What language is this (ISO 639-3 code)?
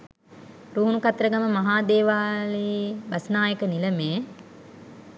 sin